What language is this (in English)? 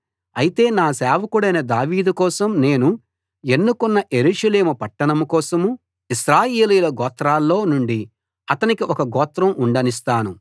Telugu